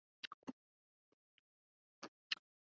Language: Urdu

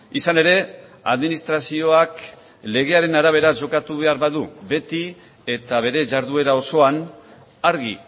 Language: Basque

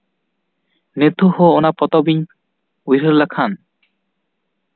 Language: Santali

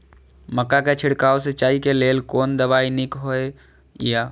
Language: Maithili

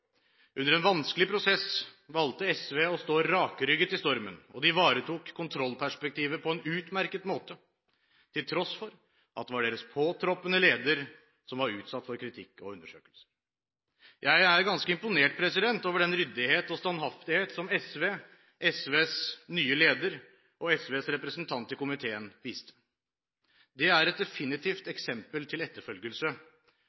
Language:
Norwegian Bokmål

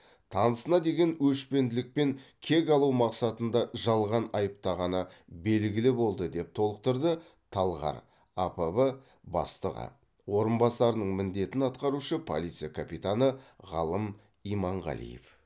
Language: Kazakh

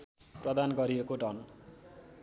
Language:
Nepali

